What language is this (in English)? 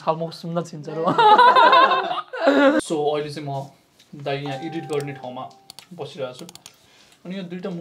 Korean